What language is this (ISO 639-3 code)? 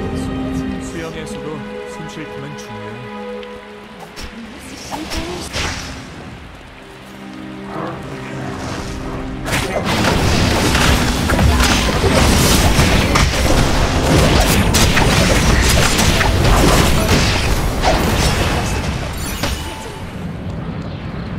kor